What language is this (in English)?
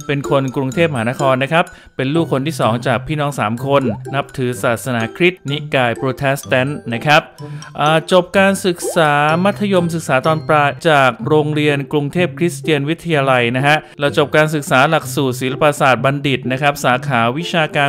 Thai